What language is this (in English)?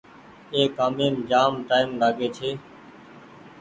Goaria